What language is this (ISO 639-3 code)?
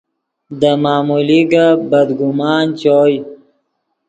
ydg